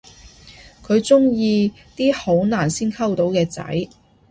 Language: Cantonese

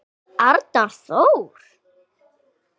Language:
Icelandic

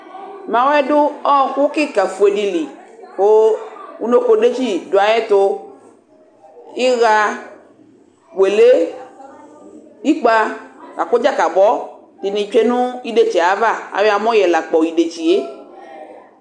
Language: Ikposo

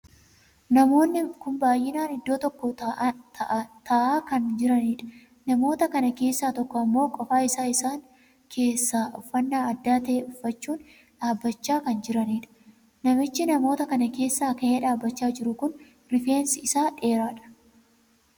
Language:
Oromo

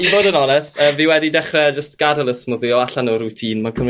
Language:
Welsh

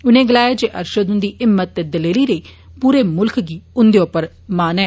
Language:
Dogri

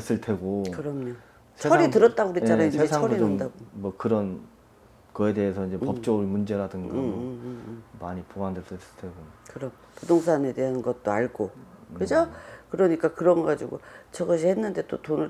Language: Korean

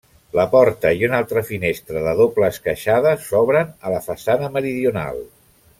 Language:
Catalan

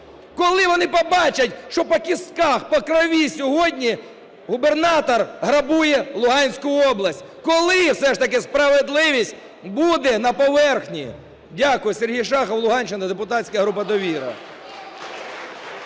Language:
Ukrainian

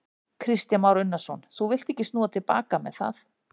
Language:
Icelandic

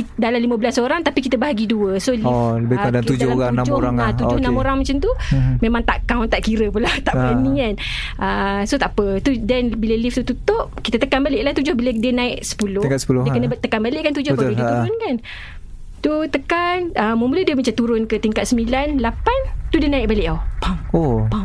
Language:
Malay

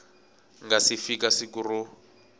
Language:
Tsonga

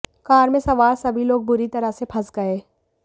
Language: Hindi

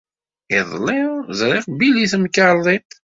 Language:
Kabyle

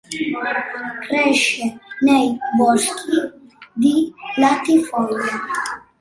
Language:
Italian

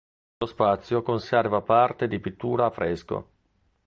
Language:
Italian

